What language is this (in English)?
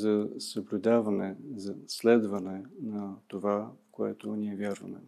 Bulgarian